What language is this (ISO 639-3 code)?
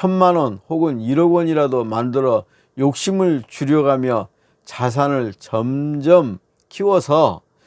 kor